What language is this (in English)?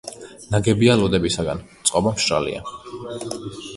Georgian